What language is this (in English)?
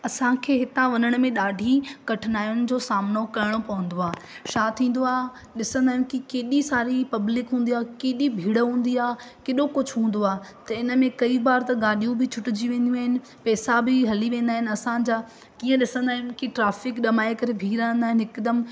Sindhi